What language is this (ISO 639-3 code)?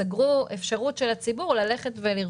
heb